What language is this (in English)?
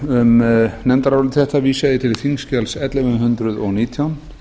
Icelandic